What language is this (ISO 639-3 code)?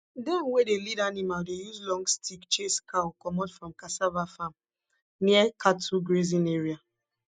pcm